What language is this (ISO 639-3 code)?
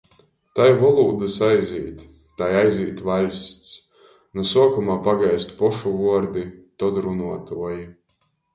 ltg